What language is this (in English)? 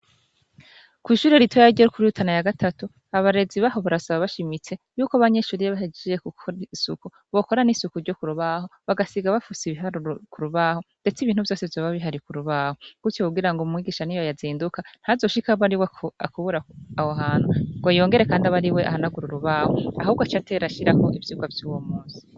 Rundi